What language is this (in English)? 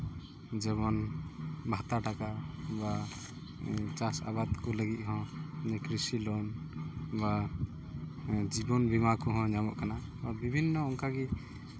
Santali